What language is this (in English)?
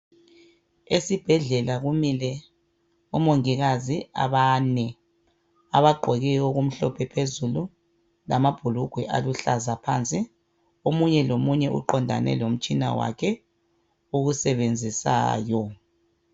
North Ndebele